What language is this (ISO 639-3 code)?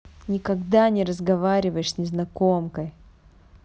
rus